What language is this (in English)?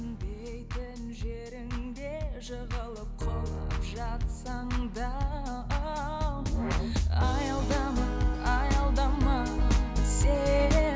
Kazakh